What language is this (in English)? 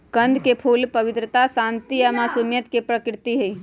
Magahi